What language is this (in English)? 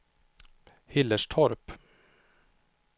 Swedish